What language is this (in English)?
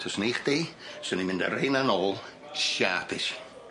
Welsh